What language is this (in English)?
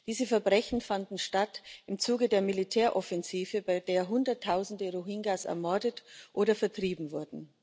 German